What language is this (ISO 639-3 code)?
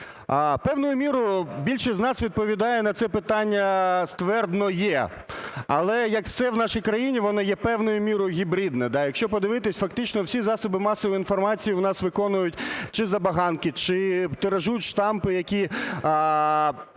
ukr